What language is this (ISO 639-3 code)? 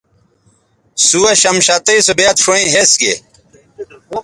btv